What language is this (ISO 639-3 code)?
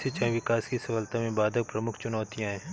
hin